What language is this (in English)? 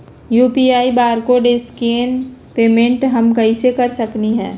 Magahi